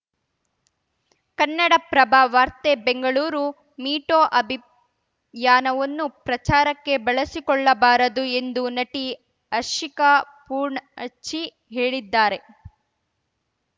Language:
Kannada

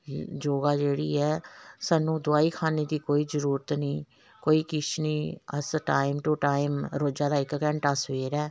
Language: Dogri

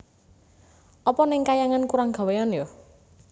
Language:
Javanese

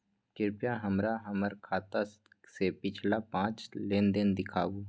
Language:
Maithili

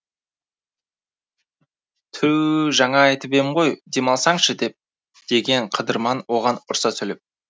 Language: Kazakh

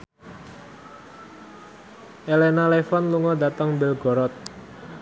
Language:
Javanese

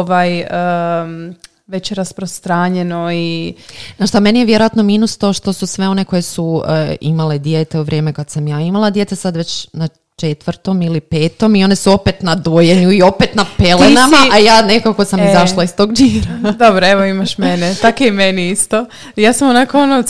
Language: Croatian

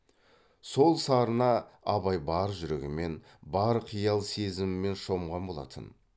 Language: Kazakh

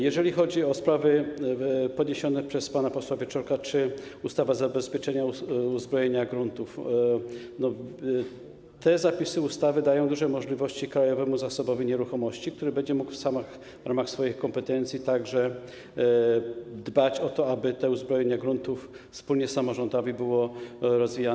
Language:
Polish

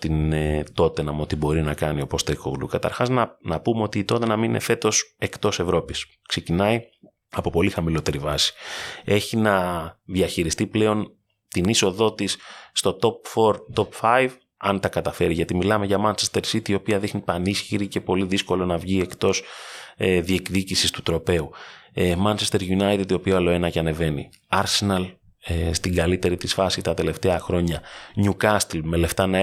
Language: Greek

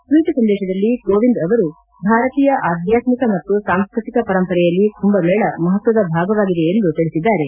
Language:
Kannada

